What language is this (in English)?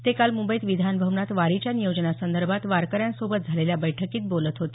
Marathi